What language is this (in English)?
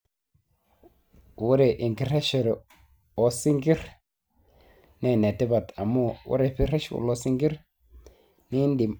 Masai